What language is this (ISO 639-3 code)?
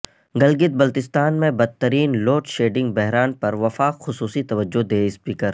urd